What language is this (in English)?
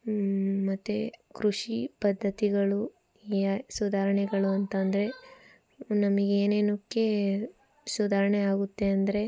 Kannada